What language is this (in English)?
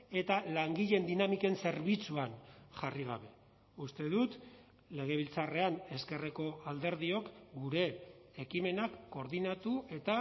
Basque